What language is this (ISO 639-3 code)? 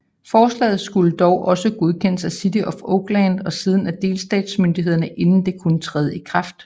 dan